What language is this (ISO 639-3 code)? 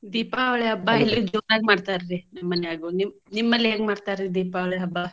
kan